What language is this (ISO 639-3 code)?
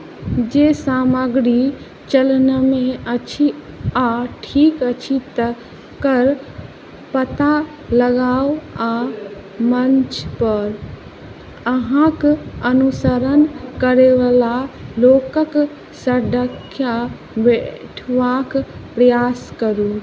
mai